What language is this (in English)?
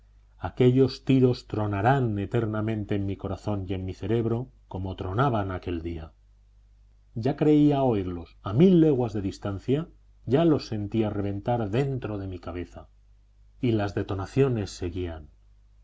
Spanish